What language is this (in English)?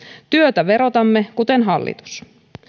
Finnish